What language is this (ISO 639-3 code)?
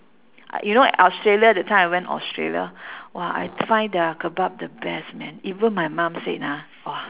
eng